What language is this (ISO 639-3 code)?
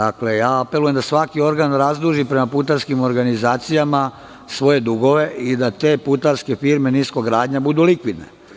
srp